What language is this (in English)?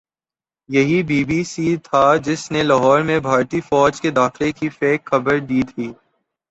Urdu